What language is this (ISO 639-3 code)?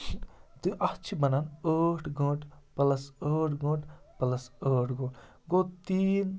kas